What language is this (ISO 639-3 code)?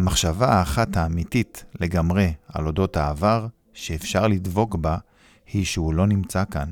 heb